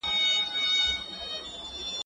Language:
Pashto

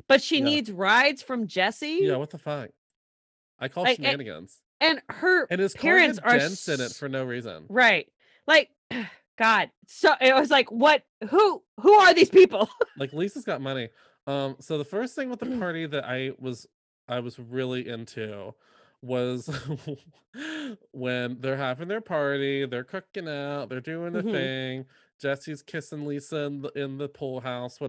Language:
English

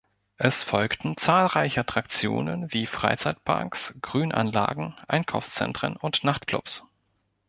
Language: German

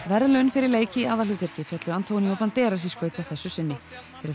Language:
Icelandic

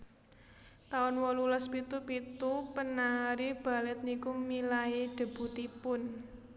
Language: Javanese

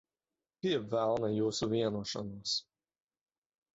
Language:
Latvian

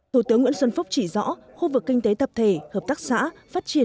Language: Vietnamese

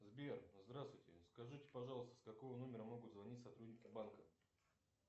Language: Russian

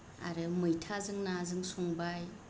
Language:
Bodo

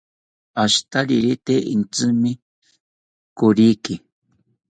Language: South Ucayali Ashéninka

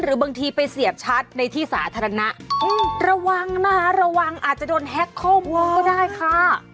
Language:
Thai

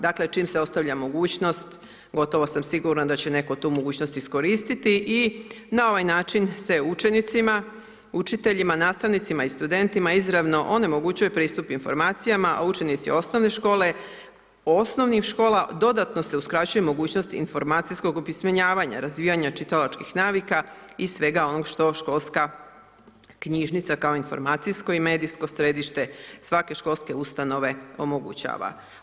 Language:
Croatian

